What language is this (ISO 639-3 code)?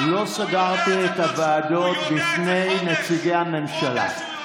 heb